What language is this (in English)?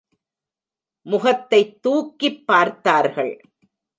Tamil